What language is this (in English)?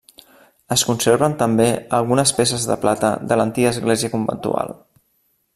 Catalan